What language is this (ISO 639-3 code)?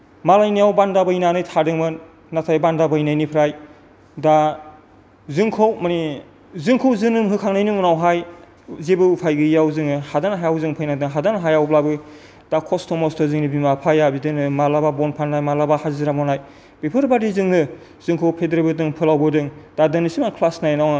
brx